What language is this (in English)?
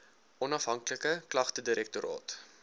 Afrikaans